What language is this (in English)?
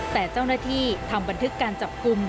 Thai